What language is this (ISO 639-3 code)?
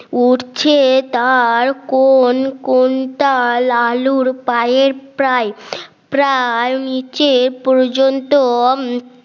ben